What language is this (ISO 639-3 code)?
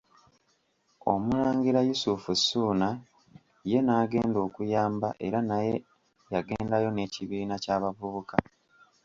lug